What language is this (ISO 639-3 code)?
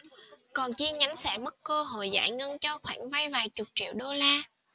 vie